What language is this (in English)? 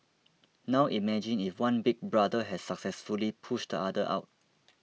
English